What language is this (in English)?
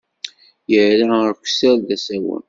Kabyle